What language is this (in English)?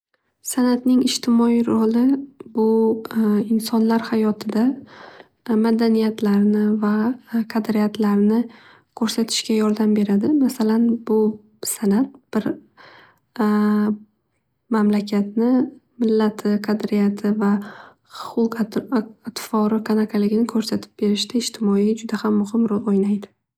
Uzbek